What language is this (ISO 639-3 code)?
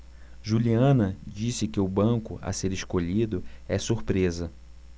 por